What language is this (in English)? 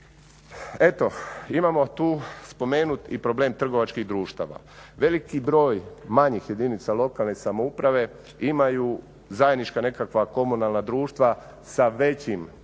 Croatian